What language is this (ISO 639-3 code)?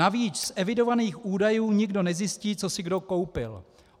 ces